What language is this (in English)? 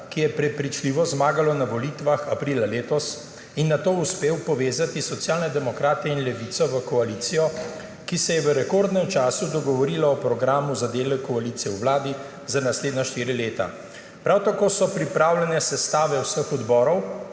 Slovenian